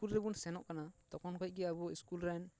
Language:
Santali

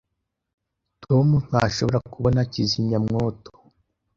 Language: Kinyarwanda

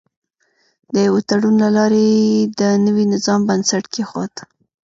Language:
Pashto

